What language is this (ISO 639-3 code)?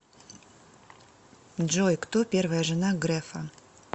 rus